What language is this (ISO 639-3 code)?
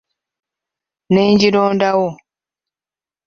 lug